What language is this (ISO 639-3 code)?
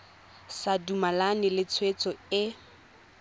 tsn